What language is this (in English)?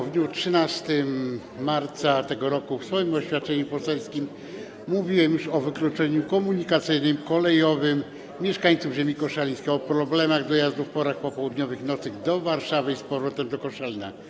Polish